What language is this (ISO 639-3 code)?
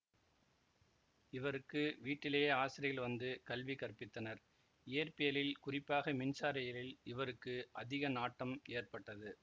tam